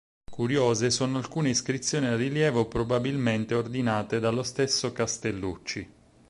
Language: Italian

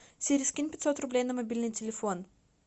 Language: Russian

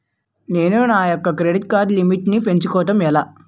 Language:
Telugu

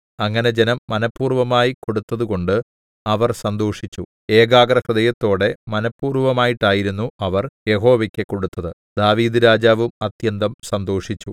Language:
Malayalam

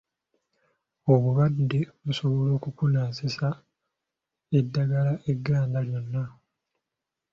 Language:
Ganda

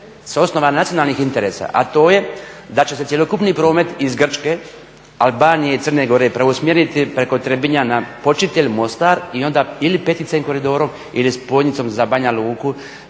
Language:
Croatian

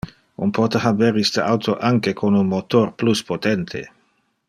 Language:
Interlingua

